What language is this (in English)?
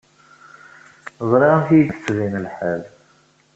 Kabyle